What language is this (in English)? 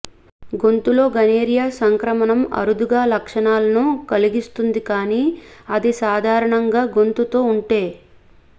Telugu